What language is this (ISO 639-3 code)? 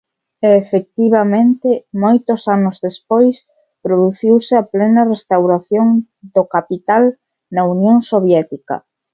glg